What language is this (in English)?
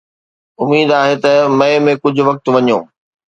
Sindhi